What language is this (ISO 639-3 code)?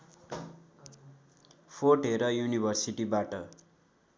nep